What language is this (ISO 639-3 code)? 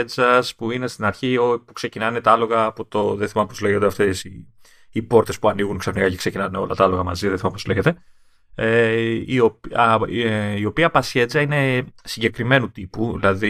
ell